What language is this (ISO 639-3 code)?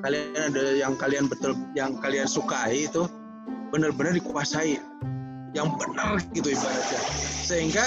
ind